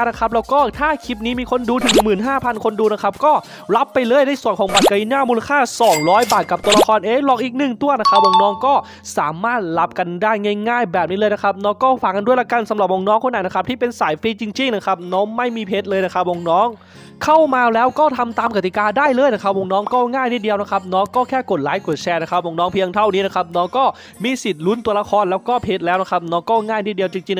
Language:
Thai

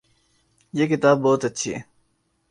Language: Urdu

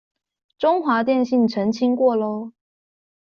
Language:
Chinese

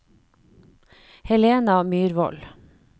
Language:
Norwegian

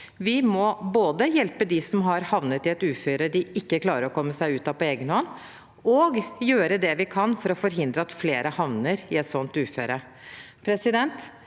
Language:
Norwegian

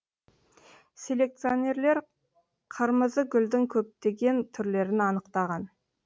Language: Kazakh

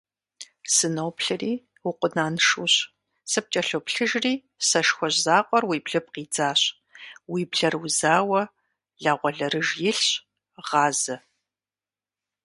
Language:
Kabardian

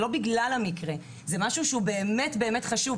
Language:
Hebrew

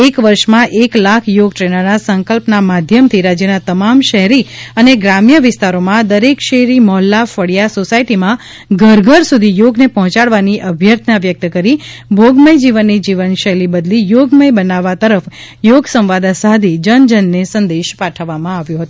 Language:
Gujarati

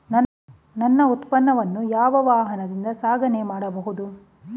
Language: Kannada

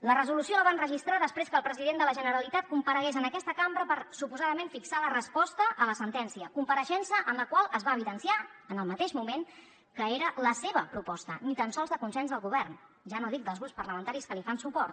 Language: Catalan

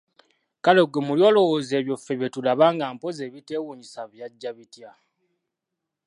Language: Ganda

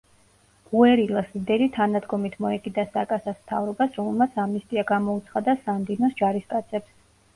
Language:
Georgian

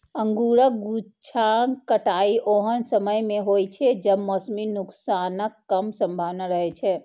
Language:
Maithili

